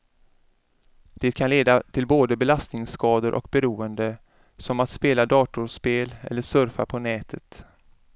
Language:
Swedish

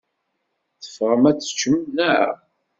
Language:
Kabyle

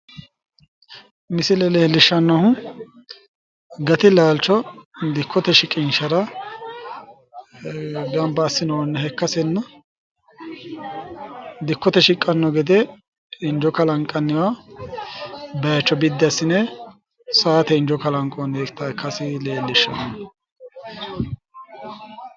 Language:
Sidamo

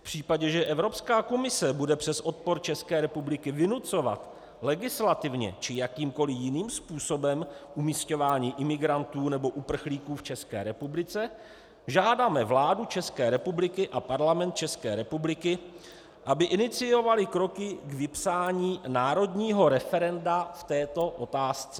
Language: Czech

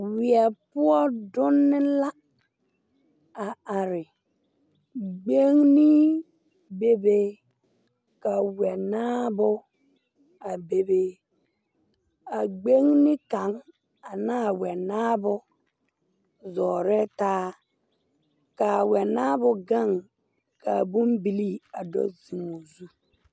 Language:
Southern Dagaare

